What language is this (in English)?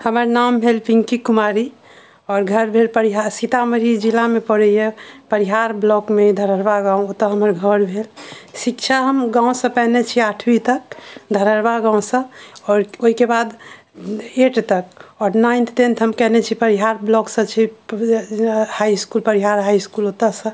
Maithili